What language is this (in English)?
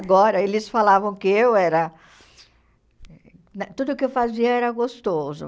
Portuguese